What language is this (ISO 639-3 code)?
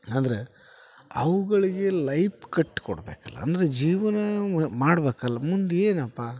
kan